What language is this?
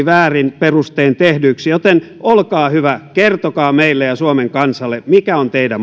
Finnish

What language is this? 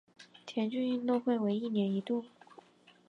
Chinese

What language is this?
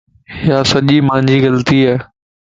Lasi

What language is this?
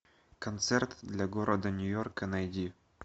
Russian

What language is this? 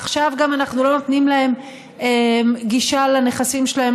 Hebrew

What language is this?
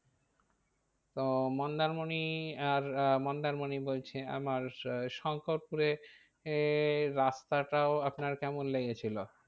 Bangla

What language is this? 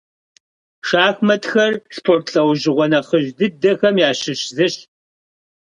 Kabardian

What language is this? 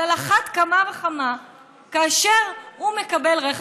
Hebrew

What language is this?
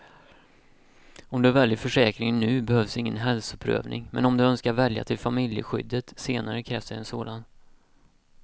Swedish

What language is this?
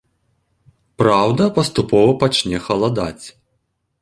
Belarusian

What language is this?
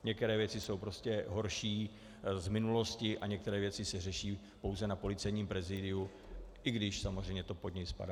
Czech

